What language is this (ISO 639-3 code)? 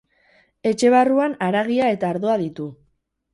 eus